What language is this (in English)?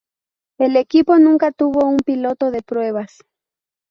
Spanish